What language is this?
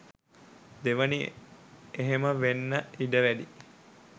Sinhala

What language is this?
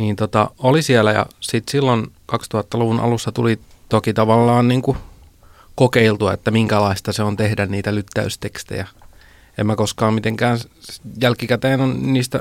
Finnish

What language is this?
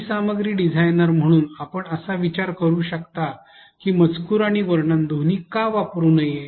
Marathi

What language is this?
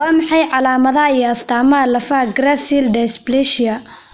Somali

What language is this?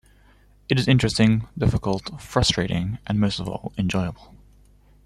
English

